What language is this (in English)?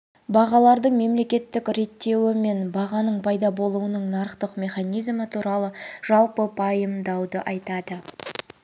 Kazakh